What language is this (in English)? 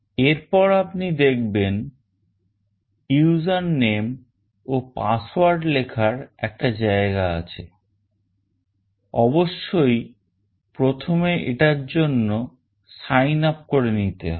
Bangla